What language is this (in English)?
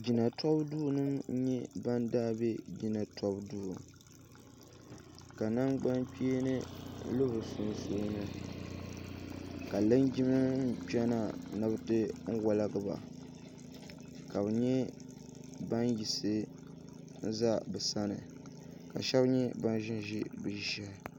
Dagbani